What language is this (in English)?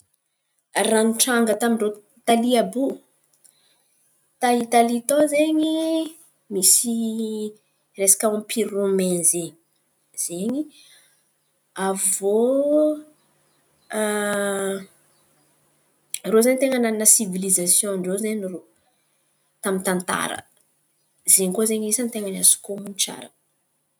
Antankarana Malagasy